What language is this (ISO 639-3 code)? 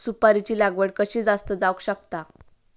mar